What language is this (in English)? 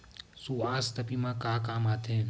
Chhattisgarhi